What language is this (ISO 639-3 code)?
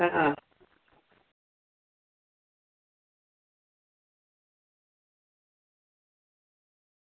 guj